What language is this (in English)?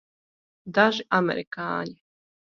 Latvian